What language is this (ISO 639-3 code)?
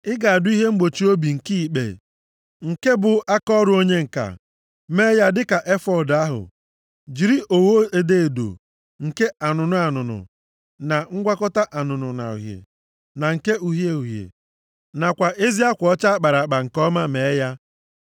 ibo